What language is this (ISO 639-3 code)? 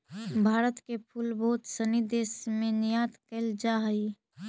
mag